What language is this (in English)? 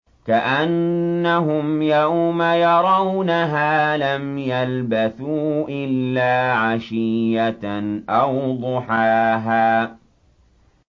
Arabic